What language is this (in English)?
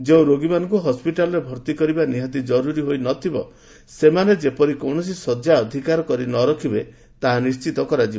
Odia